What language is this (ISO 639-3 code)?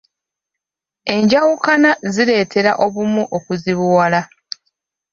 lug